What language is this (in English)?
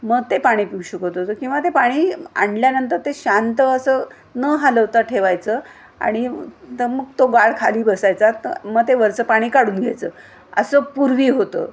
Marathi